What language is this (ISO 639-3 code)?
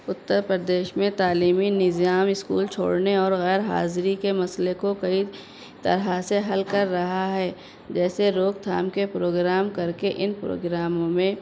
urd